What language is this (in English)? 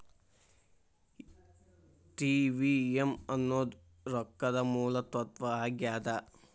Kannada